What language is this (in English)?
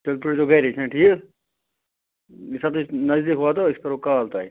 Kashmiri